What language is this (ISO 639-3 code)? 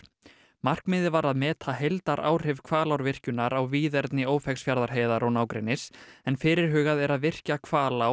isl